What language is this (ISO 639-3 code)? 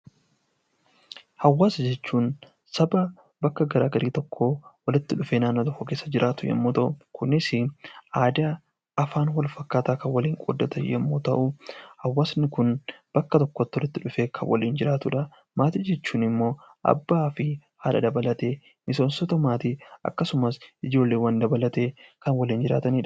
orm